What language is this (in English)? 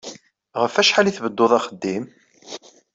Kabyle